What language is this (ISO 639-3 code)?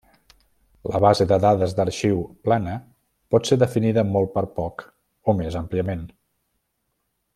cat